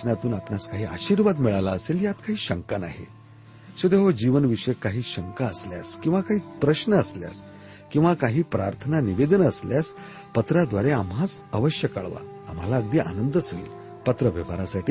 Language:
Marathi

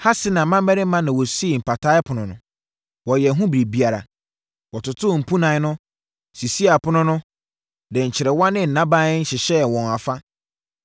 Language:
Akan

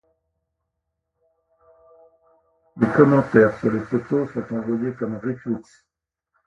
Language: French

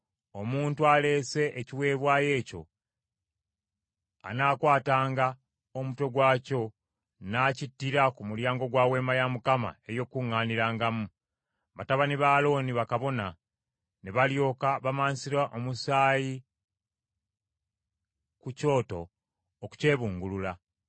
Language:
Ganda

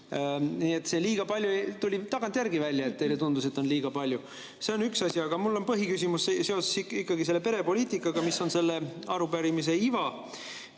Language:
Estonian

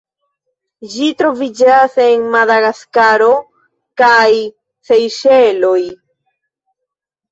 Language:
Esperanto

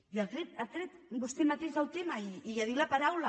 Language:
Catalan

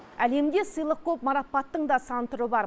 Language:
Kazakh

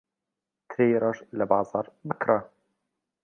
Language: Central Kurdish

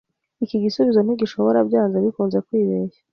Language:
Kinyarwanda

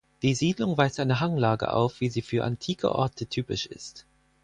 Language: German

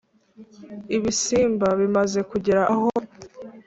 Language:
Kinyarwanda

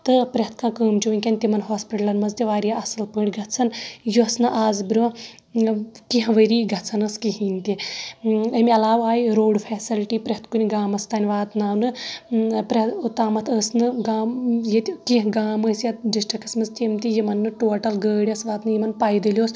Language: Kashmiri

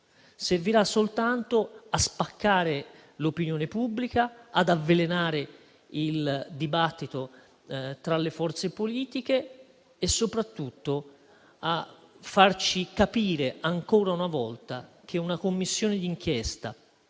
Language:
Italian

